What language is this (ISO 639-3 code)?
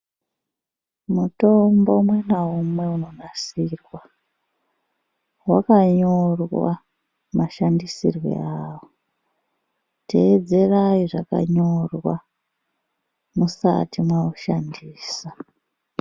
ndc